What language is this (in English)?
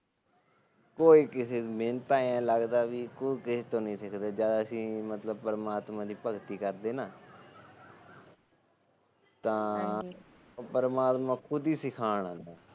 Punjabi